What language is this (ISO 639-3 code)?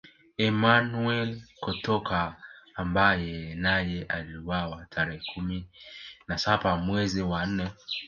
swa